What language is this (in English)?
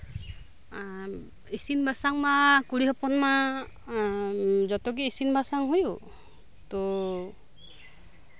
Santali